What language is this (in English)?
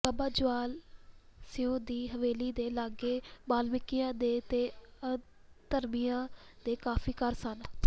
Punjabi